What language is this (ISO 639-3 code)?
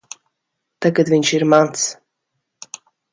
lav